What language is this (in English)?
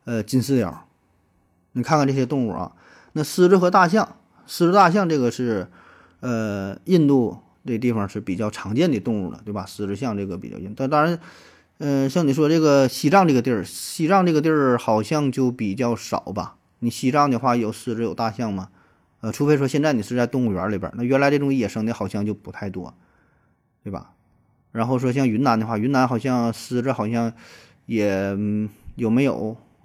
Chinese